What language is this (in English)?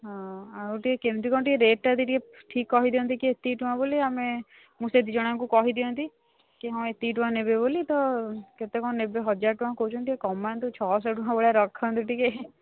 Odia